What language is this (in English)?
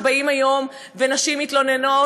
Hebrew